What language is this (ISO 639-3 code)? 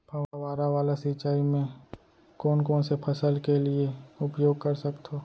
hne